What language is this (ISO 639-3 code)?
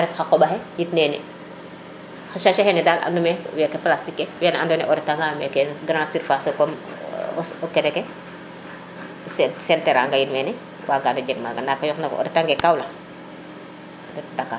srr